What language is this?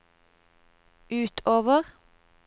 Norwegian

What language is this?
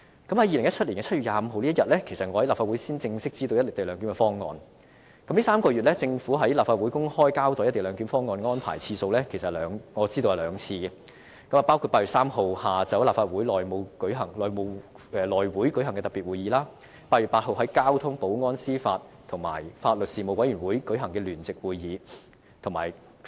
Cantonese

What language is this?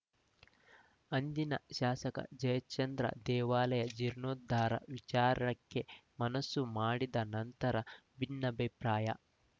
Kannada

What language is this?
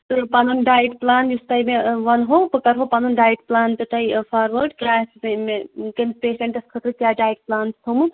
Kashmiri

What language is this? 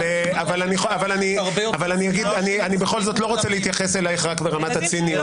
Hebrew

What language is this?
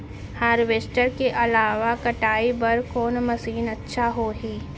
Chhattisgarhi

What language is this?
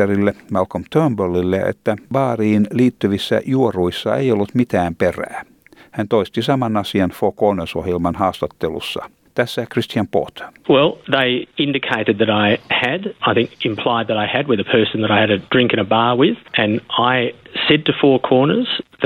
Finnish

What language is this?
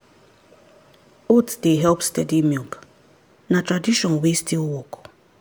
Nigerian Pidgin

